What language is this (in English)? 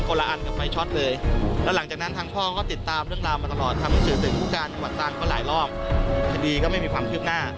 Thai